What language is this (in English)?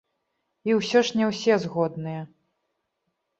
Belarusian